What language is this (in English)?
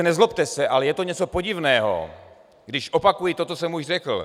Czech